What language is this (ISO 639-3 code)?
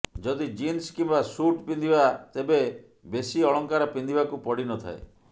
ori